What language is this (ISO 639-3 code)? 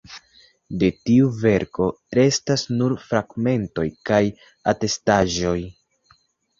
epo